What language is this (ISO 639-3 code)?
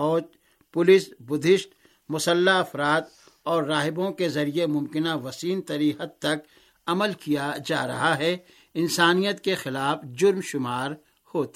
urd